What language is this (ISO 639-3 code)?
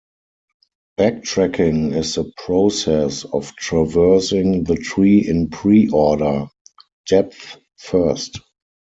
eng